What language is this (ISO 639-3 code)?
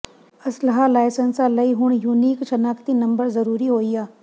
pan